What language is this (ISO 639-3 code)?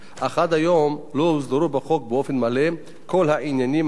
heb